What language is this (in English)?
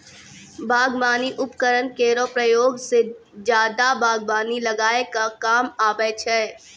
Maithili